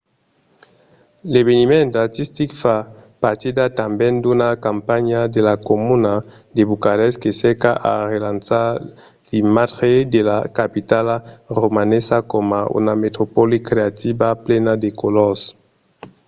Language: Occitan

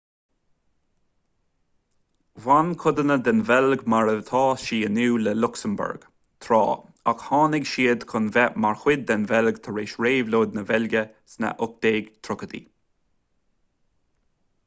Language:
Irish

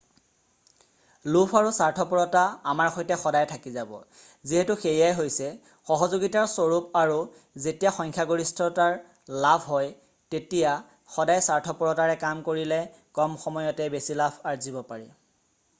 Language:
Assamese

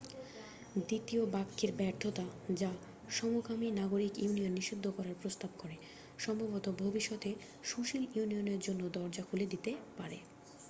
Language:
Bangla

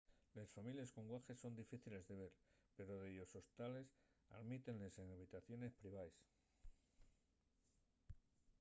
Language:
Asturian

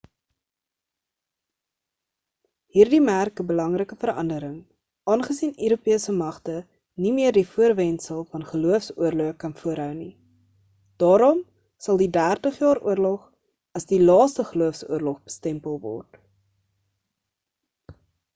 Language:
Afrikaans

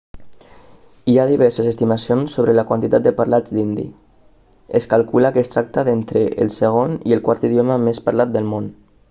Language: Catalan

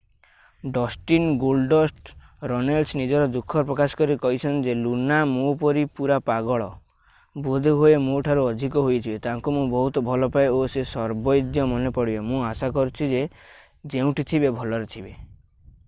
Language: Odia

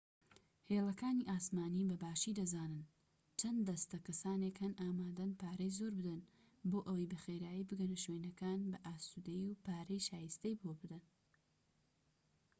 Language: Central Kurdish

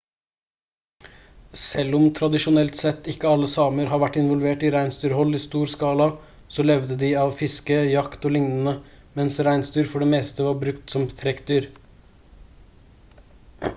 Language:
Norwegian Bokmål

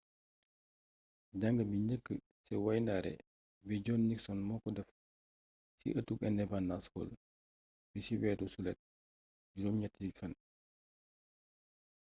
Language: Wolof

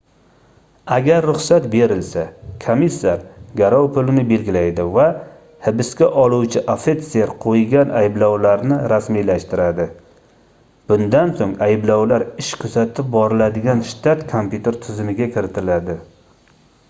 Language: Uzbek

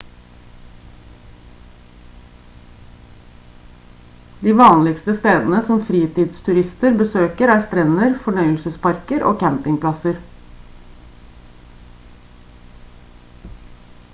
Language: Norwegian Bokmål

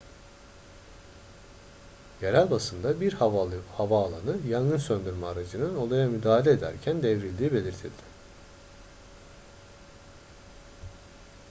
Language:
Turkish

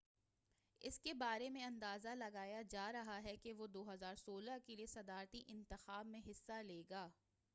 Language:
Urdu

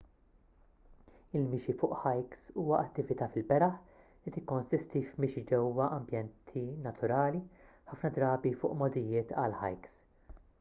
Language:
Maltese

